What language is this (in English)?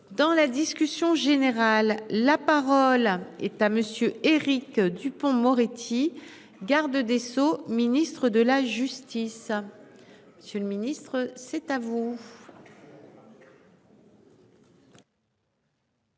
French